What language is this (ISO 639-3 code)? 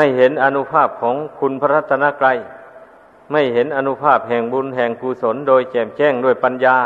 tha